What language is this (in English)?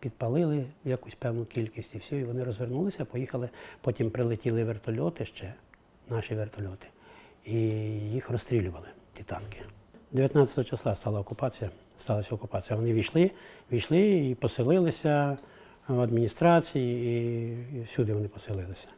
Ukrainian